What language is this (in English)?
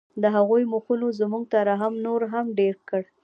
Pashto